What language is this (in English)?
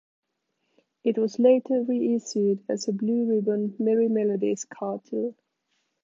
English